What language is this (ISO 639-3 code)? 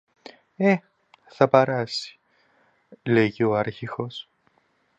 ell